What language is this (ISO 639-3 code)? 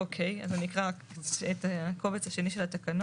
heb